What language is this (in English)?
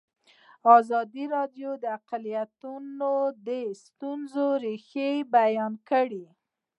Pashto